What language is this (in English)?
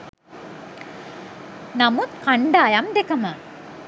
Sinhala